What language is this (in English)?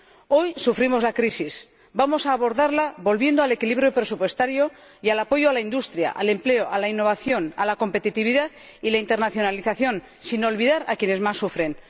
Spanish